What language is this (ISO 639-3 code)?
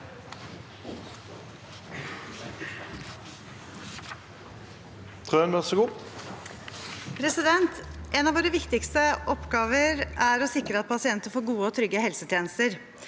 nor